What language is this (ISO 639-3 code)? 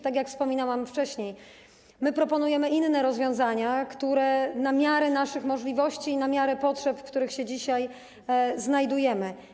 pol